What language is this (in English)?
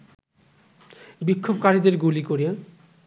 Bangla